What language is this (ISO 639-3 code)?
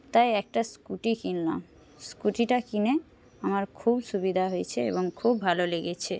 ben